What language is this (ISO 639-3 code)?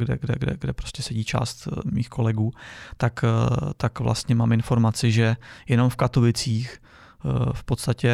ces